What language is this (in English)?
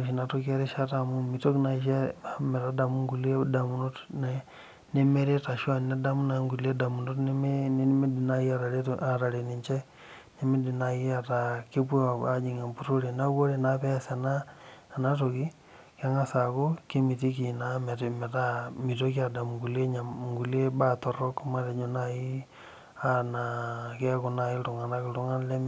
Masai